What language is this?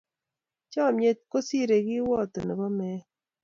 Kalenjin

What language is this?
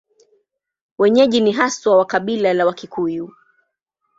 Swahili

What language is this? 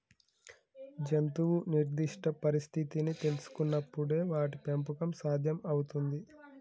Telugu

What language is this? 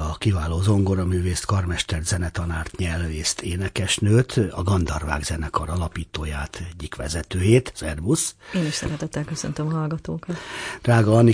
Hungarian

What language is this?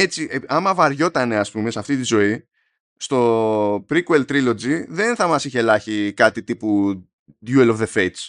Greek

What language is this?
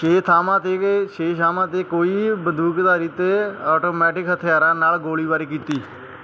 Punjabi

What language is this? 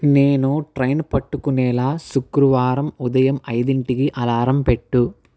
Telugu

